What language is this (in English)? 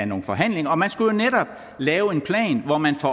Danish